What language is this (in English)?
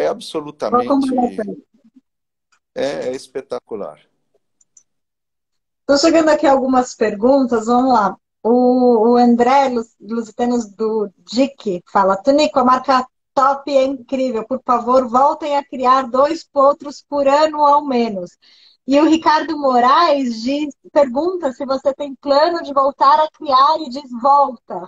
Portuguese